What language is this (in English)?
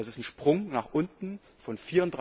German